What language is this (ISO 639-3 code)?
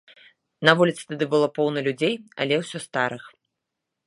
bel